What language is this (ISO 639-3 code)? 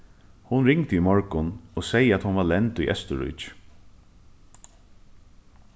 fao